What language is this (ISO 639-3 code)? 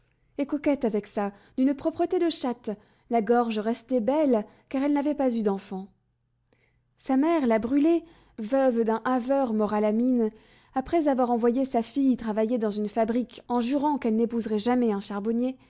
fra